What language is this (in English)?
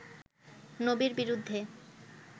Bangla